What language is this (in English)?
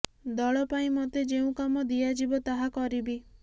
Odia